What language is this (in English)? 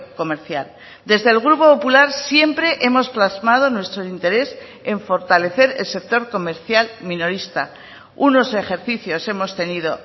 Spanish